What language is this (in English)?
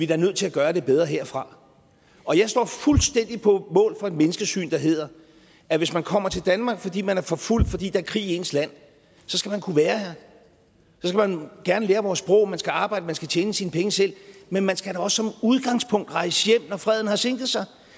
Danish